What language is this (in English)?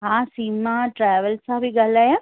Sindhi